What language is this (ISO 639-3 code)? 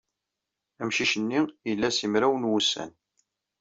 kab